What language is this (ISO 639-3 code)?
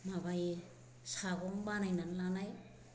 brx